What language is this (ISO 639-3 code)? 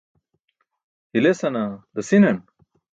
bsk